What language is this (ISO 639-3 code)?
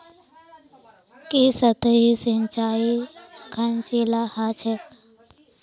mag